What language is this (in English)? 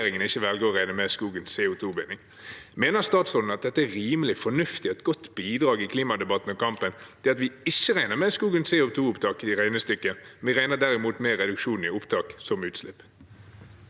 Norwegian